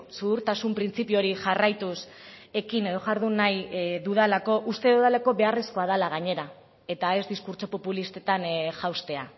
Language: Basque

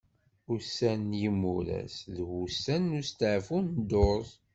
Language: Kabyle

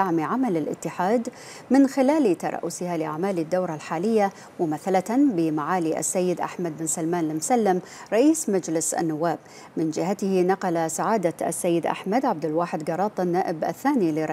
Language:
Arabic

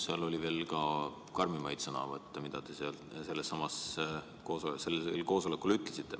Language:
Estonian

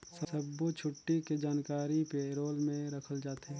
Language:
Chhattisgarhi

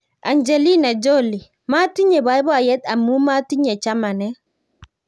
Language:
Kalenjin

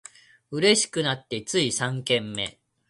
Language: Japanese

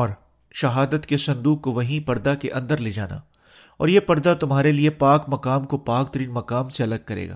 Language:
Urdu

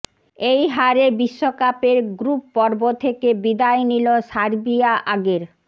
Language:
Bangla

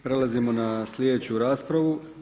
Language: Croatian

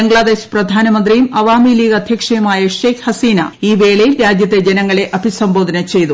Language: Malayalam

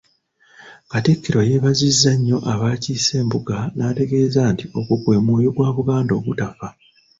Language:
Ganda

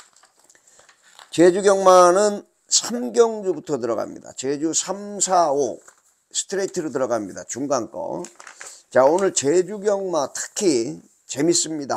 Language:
Korean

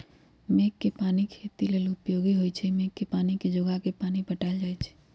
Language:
Magahi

